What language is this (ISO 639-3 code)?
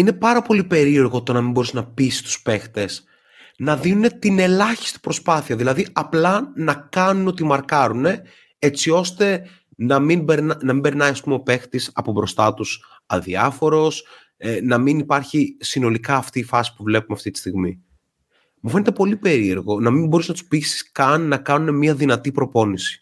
ell